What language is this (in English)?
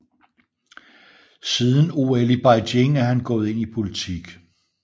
Danish